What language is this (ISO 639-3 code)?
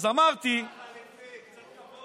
heb